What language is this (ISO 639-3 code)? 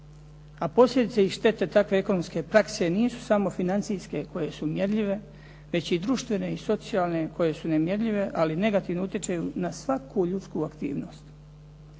hrv